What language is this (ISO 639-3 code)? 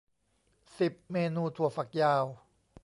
tha